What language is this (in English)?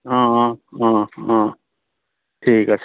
Assamese